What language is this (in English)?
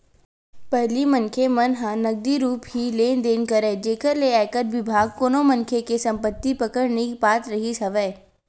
Chhattisgarhi